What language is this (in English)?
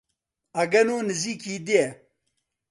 Central Kurdish